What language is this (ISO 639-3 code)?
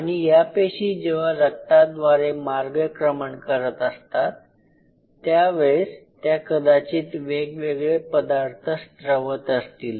mar